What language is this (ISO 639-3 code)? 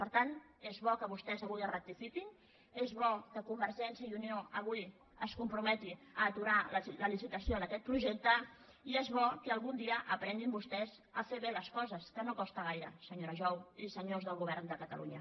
cat